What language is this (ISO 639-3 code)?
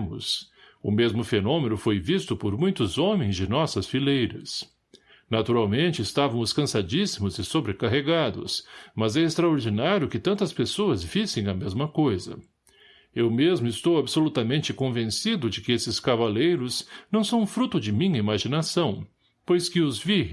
por